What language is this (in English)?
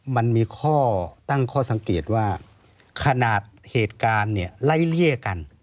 Thai